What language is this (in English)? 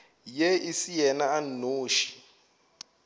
Northern Sotho